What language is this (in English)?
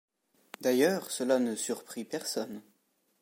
French